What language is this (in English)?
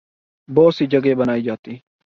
Urdu